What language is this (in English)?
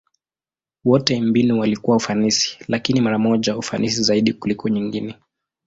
Swahili